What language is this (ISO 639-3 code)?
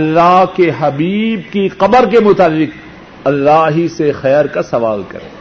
urd